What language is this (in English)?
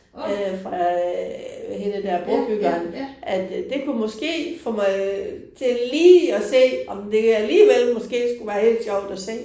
Danish